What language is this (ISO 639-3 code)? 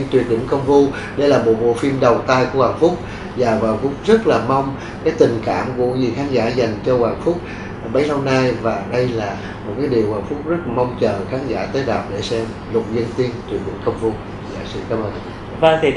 vie